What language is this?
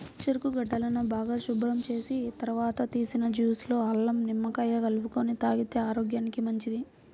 Telugu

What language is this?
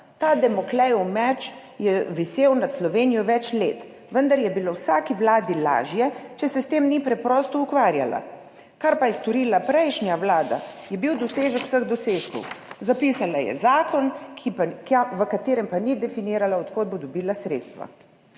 Slovenian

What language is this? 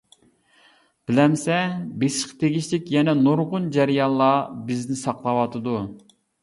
Uyghur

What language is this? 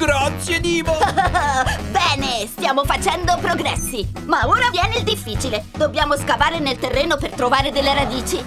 Italian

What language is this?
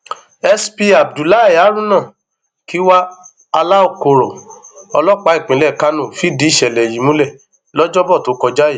Yoruba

